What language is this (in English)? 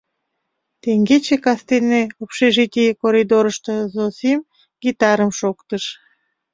Mari